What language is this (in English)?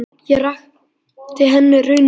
Icelandic